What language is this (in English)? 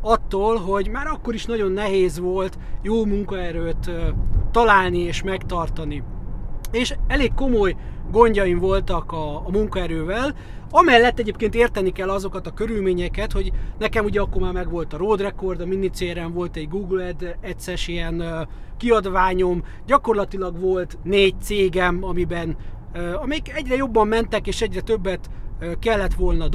Hungarian